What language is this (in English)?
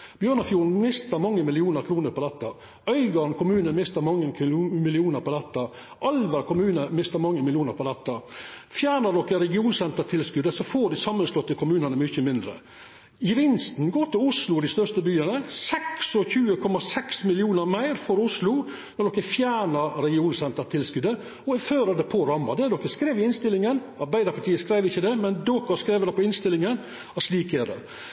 Norwegian Nynorsk